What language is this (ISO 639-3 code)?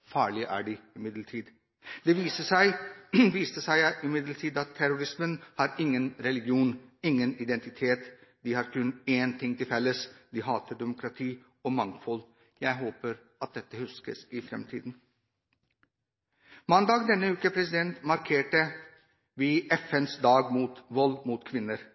nob